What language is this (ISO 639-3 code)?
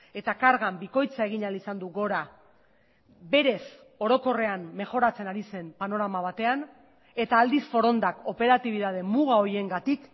eus